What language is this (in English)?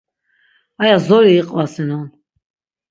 Laz